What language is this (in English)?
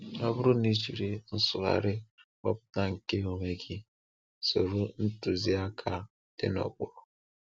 Igbo